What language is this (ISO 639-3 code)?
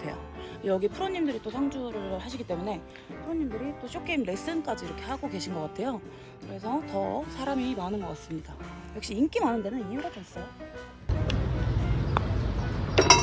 kor